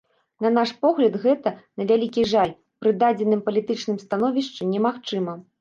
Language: Belarusian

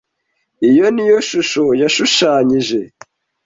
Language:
Kinyarwanda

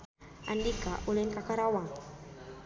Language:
Sundanese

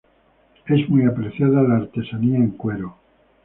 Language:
Spanish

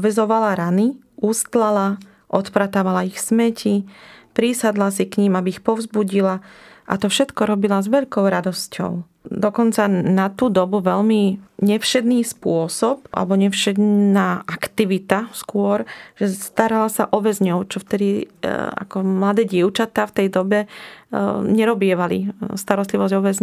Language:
Slovak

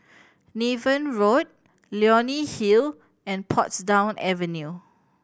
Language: English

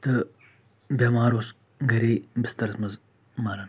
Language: Kashmiri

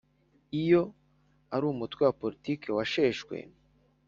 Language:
Kinyarwanda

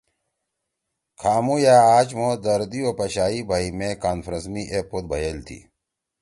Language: Torwali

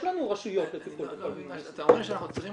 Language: Hebrew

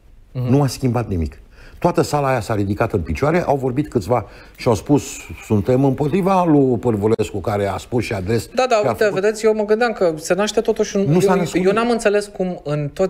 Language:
Romanian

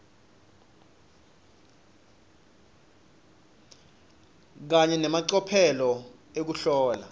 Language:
Swati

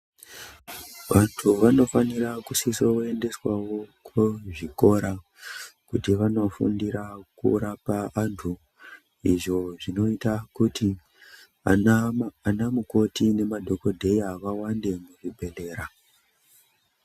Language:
Ndau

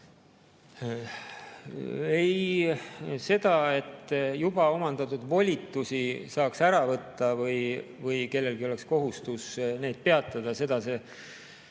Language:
Estonian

